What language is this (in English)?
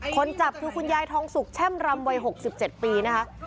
Thai